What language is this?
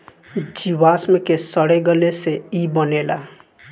Bhojpuri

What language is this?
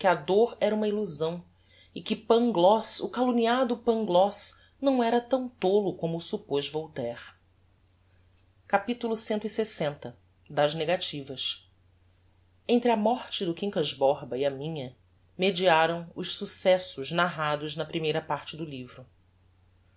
Portuguese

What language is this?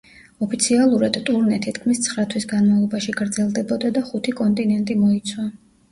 Georgian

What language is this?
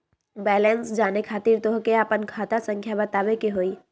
Magahi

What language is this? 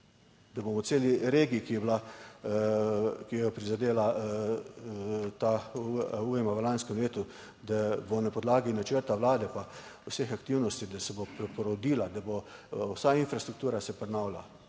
Slovenian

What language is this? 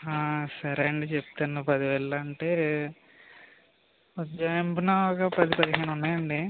Telugu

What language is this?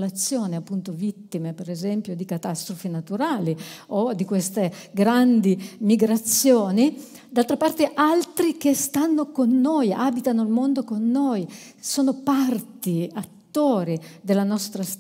Italian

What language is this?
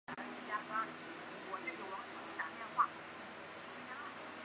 Chinese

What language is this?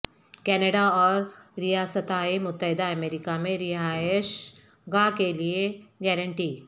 Urdu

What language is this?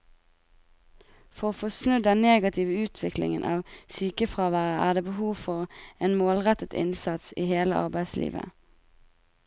Norwegian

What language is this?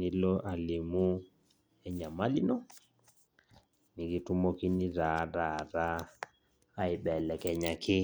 Masai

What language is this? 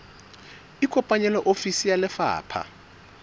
Southern Sotho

